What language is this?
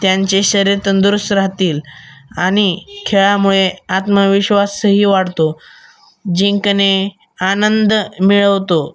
Marathi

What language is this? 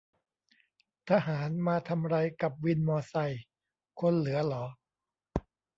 Thai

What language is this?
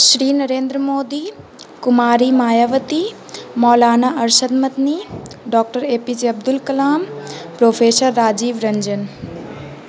Urdu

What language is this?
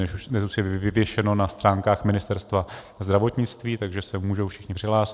Czech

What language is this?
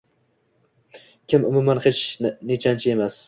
Uzbek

